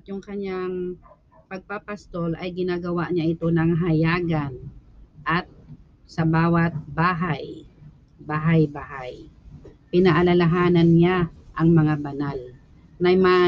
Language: Filipino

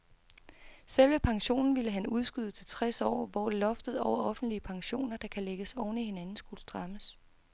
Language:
Danish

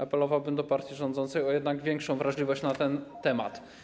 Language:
Polish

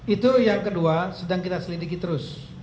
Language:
Indonesian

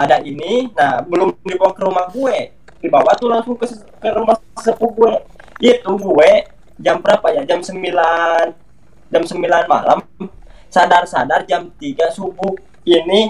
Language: Indonesian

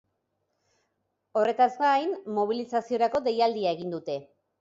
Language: Basque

